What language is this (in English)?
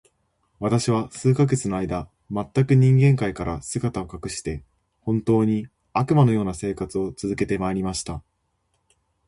Japanese